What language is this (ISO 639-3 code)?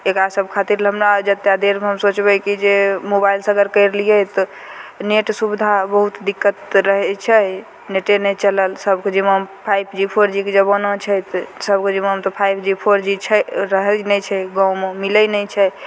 mai